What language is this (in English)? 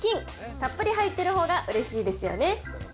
Japanese